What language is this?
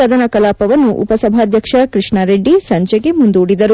Kannada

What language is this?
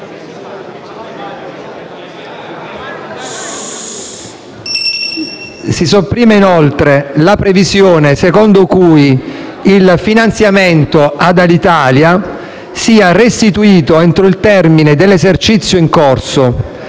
Italian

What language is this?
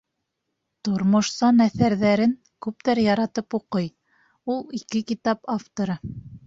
Bashkir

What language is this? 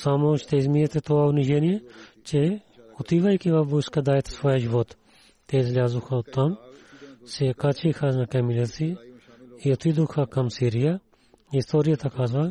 Bulgarian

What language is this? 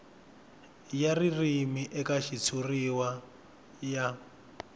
Tsonga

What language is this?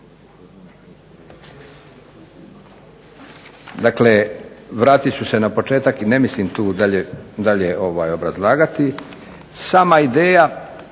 Croatian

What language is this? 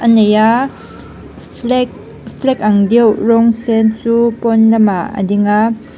Mizo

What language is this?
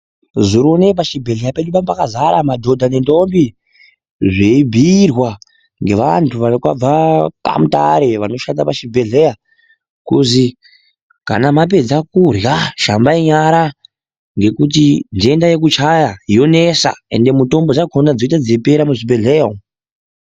Ndau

